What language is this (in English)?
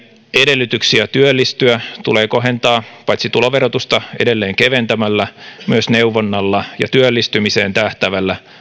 Finnish